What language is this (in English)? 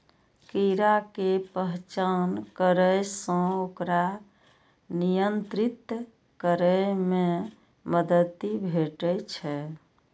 Maithili